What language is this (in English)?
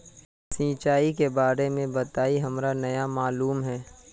Magahi